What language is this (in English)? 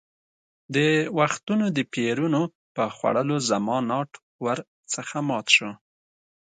Pashto